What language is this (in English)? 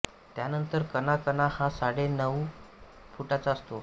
Marathi